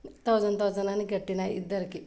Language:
Telugu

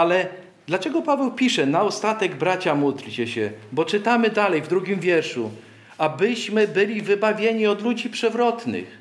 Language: Polish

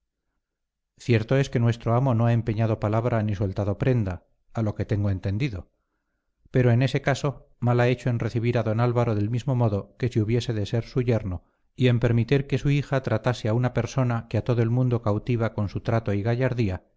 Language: Spanish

